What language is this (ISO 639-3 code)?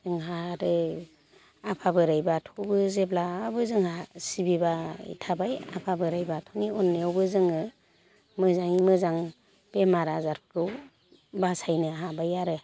brx